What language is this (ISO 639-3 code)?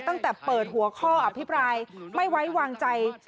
tha